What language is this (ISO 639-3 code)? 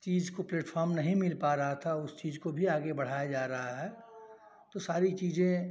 hin